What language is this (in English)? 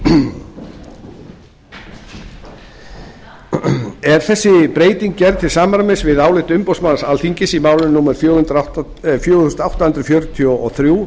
Icelandic